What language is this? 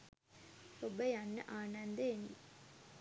Sinhala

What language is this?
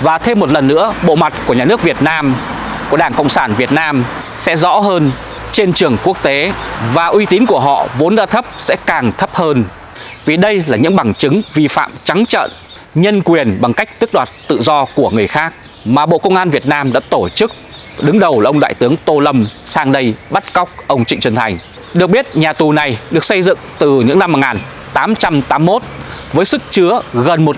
Vietnamese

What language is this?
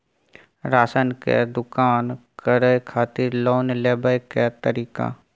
Maithili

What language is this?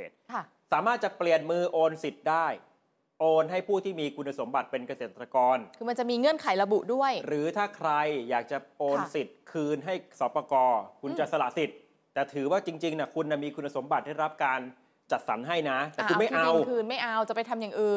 Thai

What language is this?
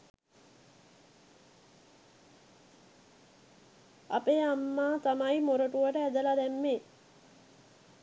Sinhala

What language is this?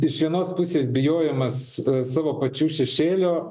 Lithuanian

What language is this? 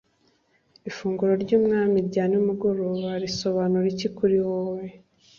Kinyarwanda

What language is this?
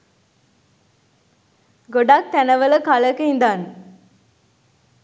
Sinhala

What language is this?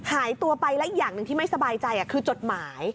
Thai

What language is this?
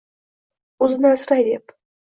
Uzbek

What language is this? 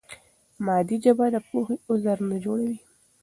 Pashto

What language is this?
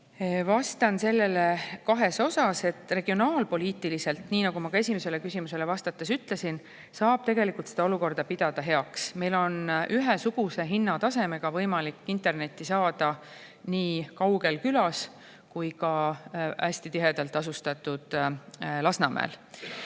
Estonian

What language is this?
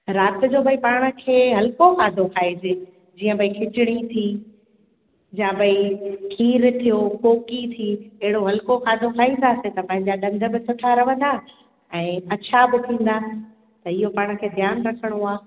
Sindhi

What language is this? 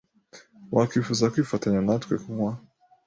Kinyarwanda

